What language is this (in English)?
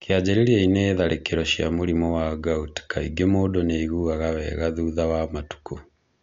Kikuyu